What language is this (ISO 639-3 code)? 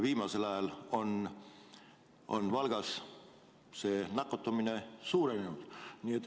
est